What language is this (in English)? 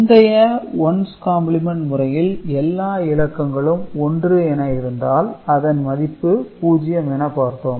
Tamil